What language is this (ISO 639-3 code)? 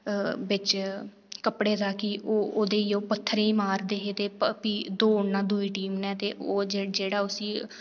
doi